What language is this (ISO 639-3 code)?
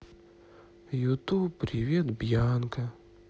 rus